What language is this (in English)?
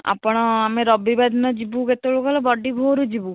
Odia